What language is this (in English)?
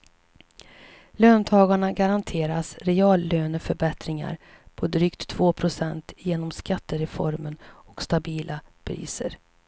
Swedish